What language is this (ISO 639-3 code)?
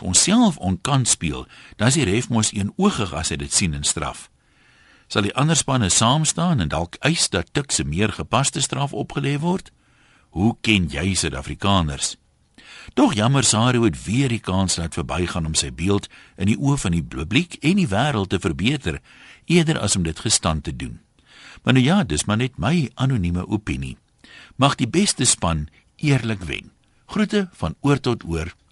nld